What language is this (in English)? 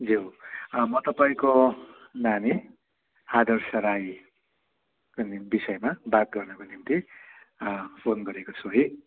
Nepali